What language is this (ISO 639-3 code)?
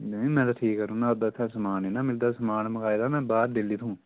doi